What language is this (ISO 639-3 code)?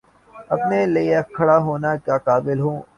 urd